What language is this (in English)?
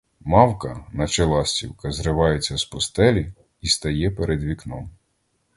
Ukrainian